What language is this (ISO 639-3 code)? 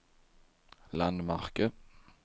swe